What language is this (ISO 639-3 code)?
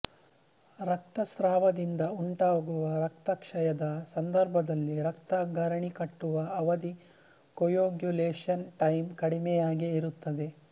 kan